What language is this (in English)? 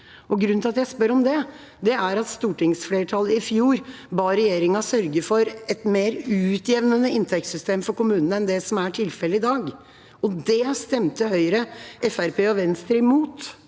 Norwegian